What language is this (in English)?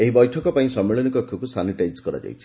Odia